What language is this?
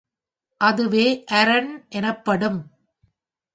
Tamil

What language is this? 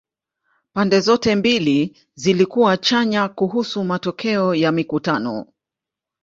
Swahili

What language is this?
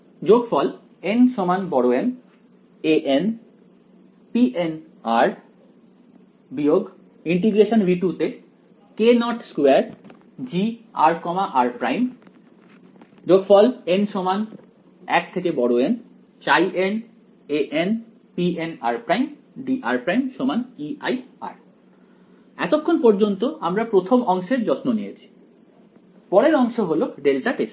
Bangla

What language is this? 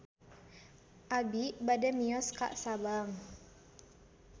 Sundanese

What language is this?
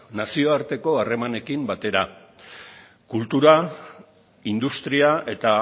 Basque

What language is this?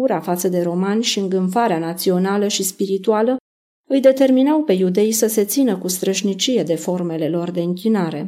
Romanian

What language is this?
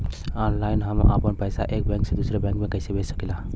Bhojpuri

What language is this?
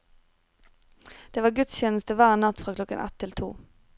Norwegian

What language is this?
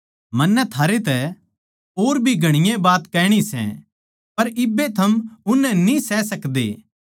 Haryanvi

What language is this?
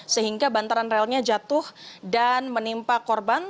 Indonesian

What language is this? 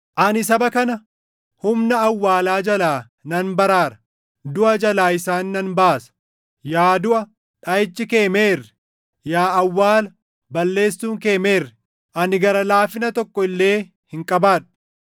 Oromo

